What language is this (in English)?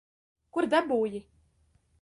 Latvian